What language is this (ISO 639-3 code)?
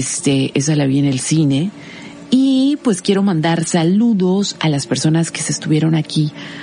spa